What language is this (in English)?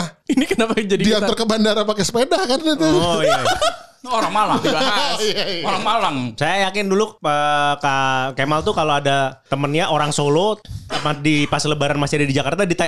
Indonesian